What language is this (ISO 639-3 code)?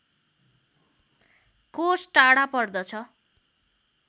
nep